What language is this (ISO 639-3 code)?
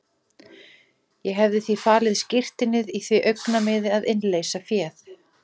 isl